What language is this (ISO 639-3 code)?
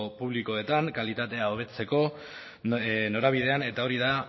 eus